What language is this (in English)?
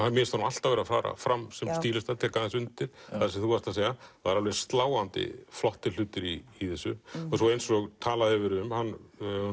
Icelandic